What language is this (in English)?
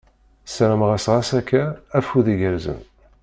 Kabyle